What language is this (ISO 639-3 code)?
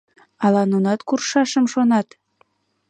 chm